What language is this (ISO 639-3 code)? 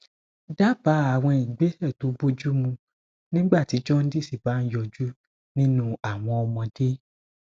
yor